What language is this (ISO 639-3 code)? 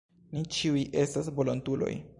epo